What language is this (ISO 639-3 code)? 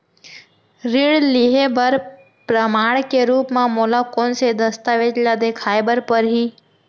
hne